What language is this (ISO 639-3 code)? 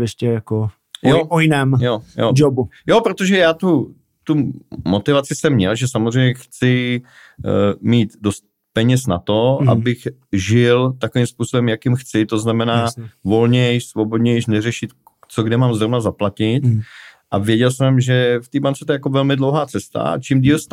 ces